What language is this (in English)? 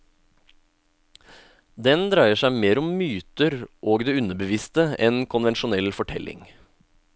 Norwegian